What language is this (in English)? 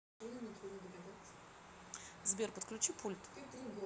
Russian